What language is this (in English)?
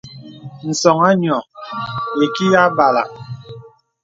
Bebele